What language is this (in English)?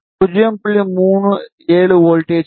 Tamil